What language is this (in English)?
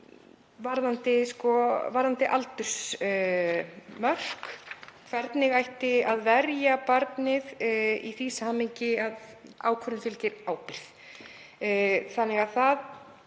Icelandic